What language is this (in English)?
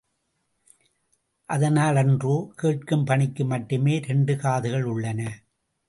Tamil